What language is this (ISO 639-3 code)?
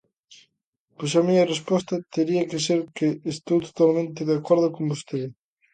glg